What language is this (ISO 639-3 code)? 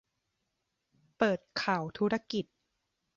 tha